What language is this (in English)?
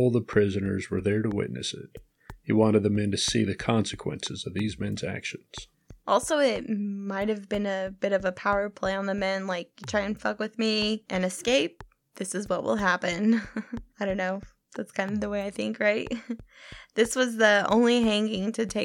English